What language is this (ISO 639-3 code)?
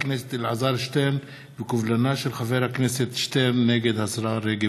heb